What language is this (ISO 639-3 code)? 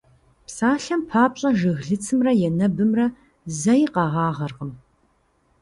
kbd